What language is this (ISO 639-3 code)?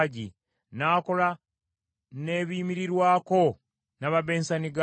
lug